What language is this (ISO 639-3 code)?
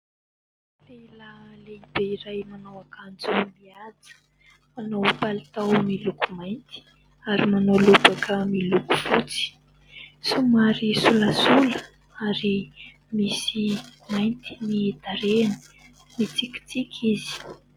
mlg